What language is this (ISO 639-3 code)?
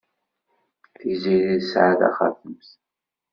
kab